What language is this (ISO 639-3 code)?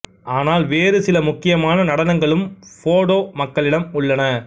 tam